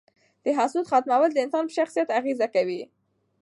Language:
Pashto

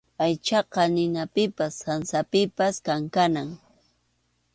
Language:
Arequipa-La Unión Quechua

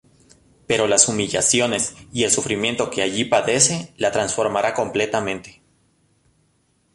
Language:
Spanish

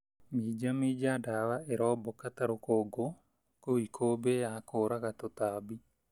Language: Kikuyu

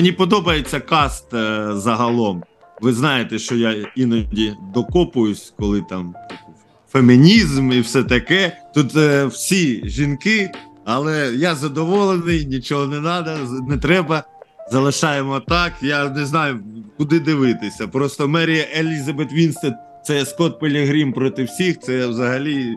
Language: Ukrainian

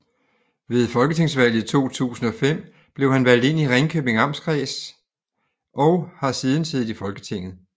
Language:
Danish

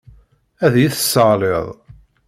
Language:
Kabyle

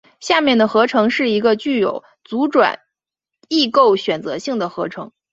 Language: Chinese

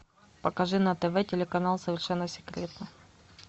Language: Russian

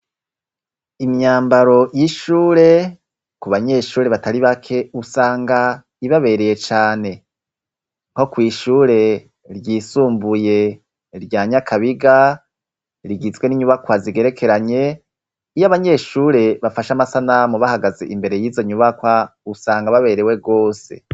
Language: Rundi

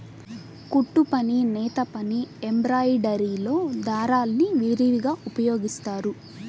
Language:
Telugu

